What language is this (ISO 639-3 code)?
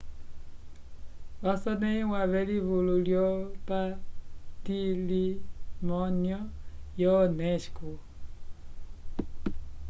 umb